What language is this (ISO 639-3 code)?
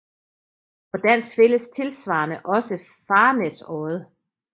dan